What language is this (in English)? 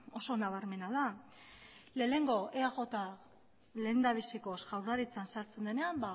Basque